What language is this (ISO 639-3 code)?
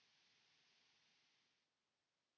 fin